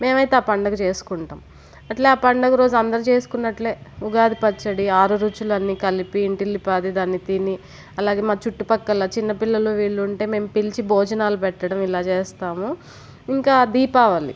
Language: Telugu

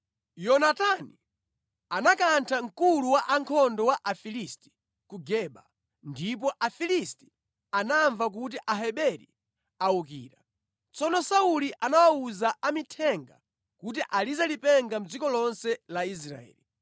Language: Nyanja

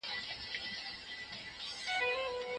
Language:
Pashto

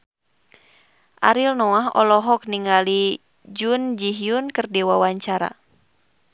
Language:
Sundanese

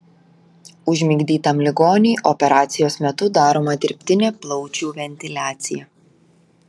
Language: Lithuanian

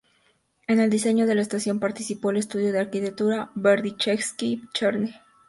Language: Spanish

